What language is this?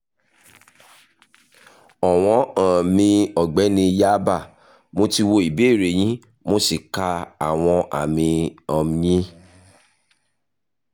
Yoruba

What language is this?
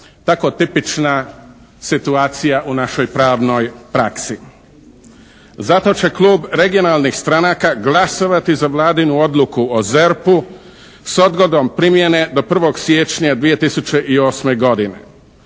Croatian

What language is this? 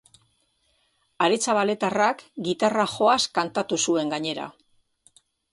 Basque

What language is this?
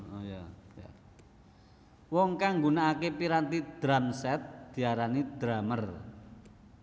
Javanese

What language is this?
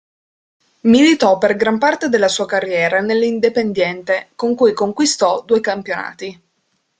Italian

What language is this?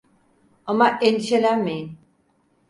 Turkish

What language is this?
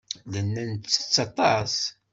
Kabyle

